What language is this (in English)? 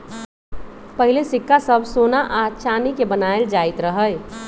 Magahi